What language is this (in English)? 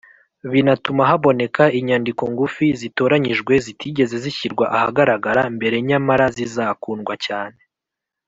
Kinyarwanda